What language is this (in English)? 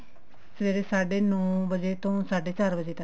Punjabi